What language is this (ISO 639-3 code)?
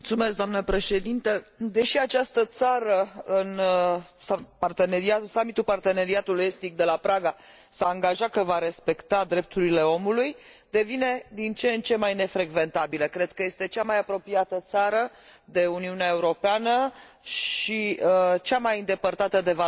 ron